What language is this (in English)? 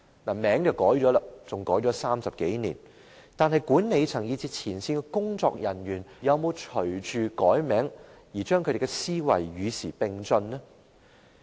Cantonese